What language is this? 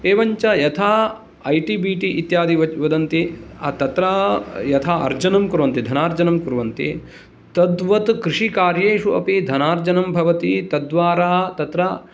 Sanskrit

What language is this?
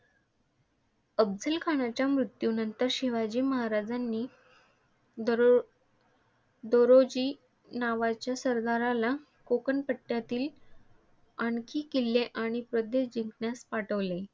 Marathi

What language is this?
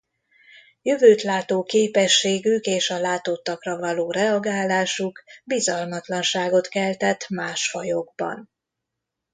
Hungarian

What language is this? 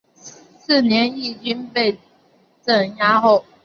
Chinese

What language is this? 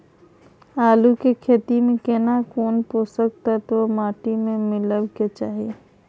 Maithili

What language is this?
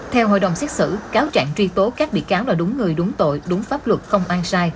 Vietnamese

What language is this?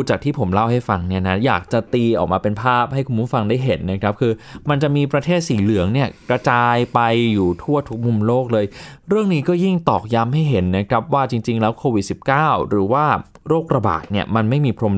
Thai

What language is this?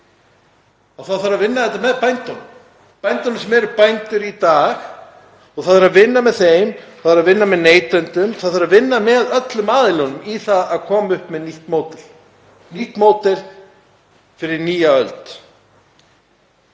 Icelandic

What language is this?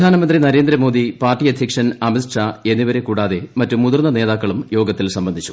Malayalam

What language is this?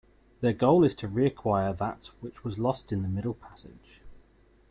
English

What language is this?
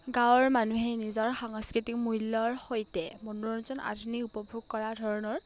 Assamese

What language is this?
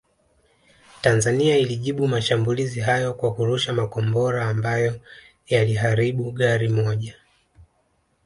Swahili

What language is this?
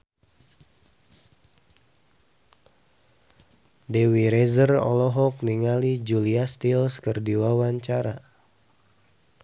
Sundanese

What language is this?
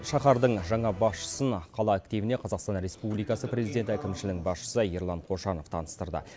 Kazakh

